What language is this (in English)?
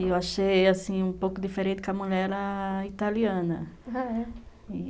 Portuguese